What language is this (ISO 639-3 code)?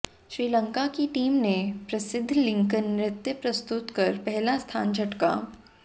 hin